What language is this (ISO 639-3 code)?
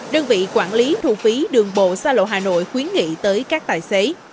vie